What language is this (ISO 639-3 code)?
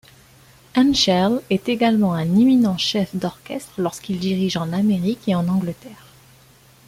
fra